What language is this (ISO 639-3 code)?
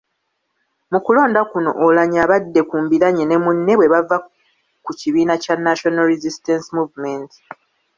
lug